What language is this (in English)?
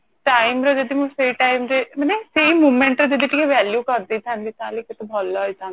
Odia